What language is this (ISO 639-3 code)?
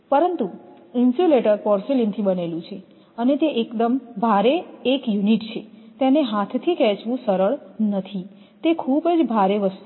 guj